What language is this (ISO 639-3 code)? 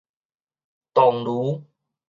nan